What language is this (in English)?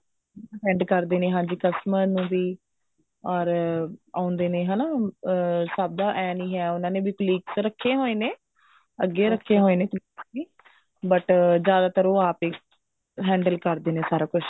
Punjabi